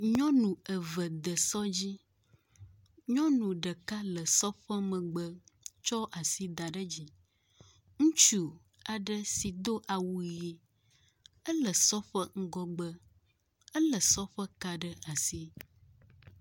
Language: Ewe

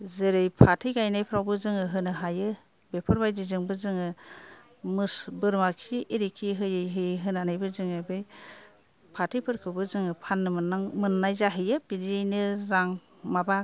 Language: Bodo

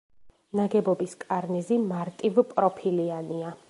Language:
Georgian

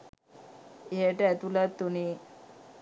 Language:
Sinhala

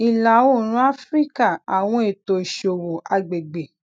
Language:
Yoruba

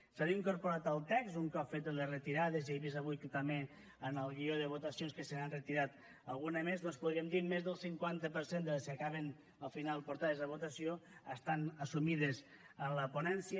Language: Catalan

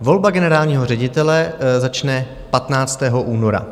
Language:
Czech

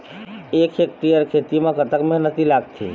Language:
Chhattisgarhi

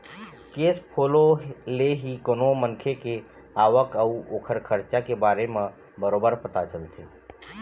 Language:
Chhattisgarhi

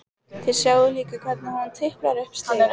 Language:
Icelandic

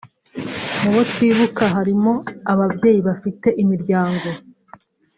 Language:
Kinyarwanda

